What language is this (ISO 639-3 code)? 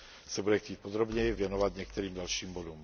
ces